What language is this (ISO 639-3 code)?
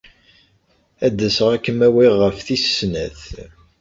kab